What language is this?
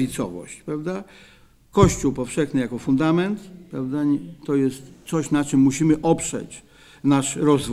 Polish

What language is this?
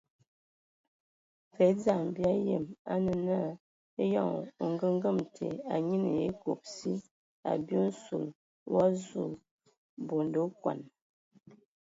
Ewondo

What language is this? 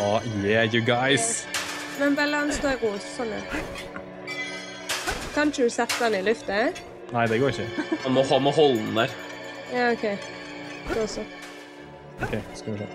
Norwegian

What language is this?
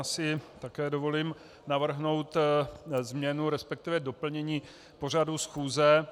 Czech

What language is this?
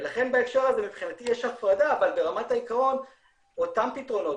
Hebrew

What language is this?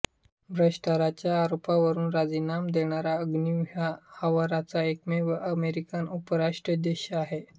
Marathi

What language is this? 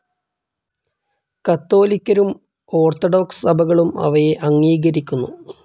Malayalam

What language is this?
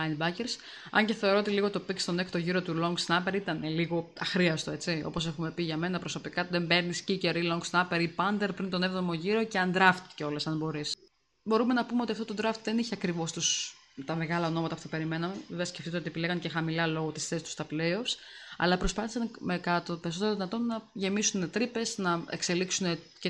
Greek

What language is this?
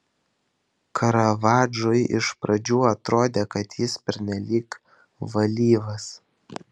Lithuanian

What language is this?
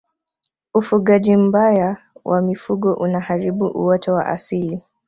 Swahili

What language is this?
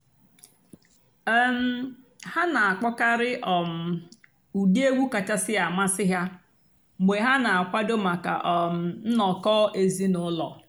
Igbo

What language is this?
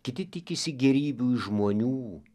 Lithuanian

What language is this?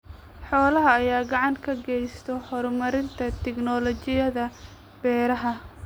Somali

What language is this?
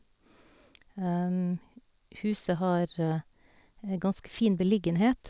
Norwegian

